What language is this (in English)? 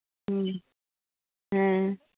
Santali